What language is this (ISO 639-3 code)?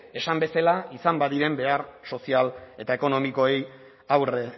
eus